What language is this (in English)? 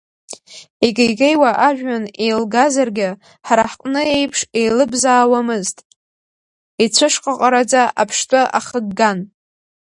Abkhazian